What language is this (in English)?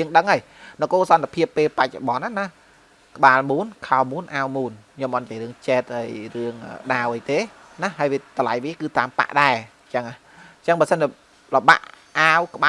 Vietnamese